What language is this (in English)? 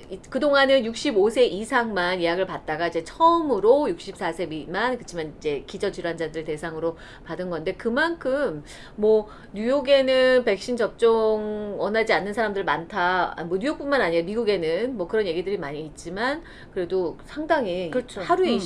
Korean